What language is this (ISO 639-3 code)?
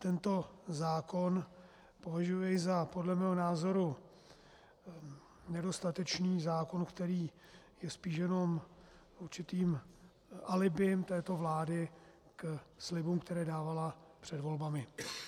ces